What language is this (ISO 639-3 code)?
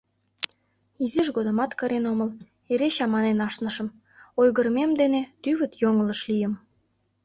chm